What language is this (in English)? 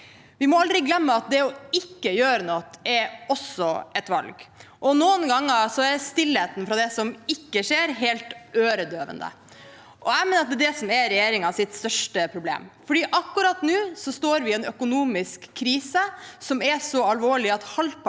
Norwegian